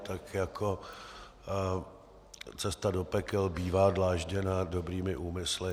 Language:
Czech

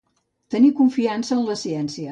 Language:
Catalan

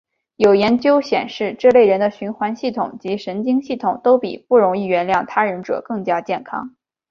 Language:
Chinese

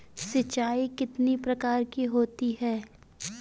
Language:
Hindi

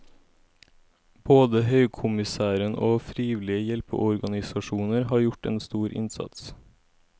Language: Norwegian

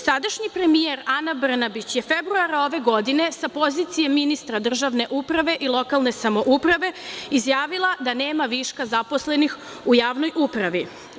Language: Serbian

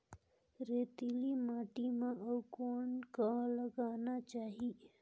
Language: Chhattisgarhi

